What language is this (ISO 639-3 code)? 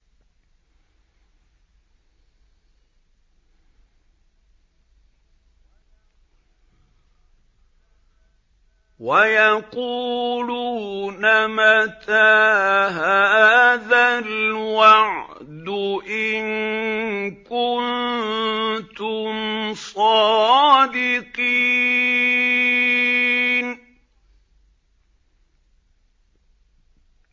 ara